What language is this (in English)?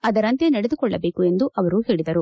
Kannada